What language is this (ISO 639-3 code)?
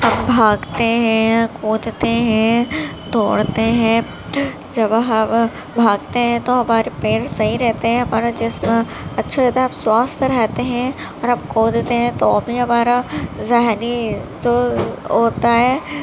urd